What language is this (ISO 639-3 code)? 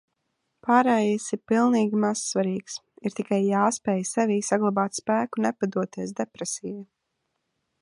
lav